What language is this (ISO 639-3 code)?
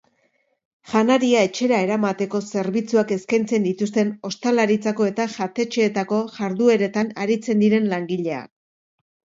eus